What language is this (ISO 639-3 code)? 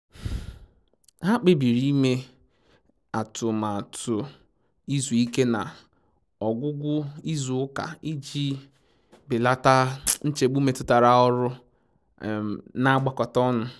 ibo